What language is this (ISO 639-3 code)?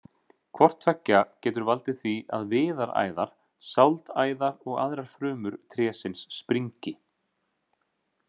isl